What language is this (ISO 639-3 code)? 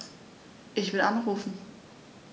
deu